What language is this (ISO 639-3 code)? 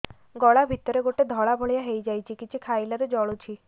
ori